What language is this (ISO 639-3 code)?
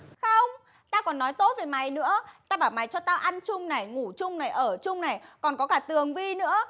vie